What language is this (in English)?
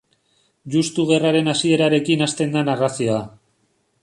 Basque